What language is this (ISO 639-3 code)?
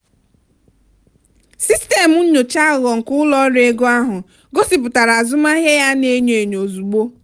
ibo